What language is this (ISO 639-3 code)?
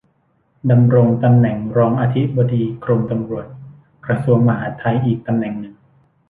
tha